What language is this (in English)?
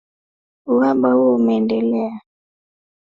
Swahili